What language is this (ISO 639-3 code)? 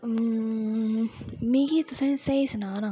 doi